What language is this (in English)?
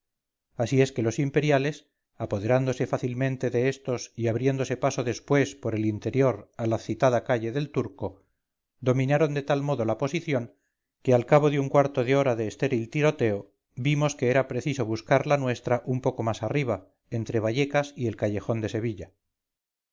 Spanish